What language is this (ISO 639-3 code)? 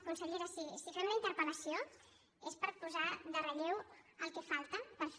cat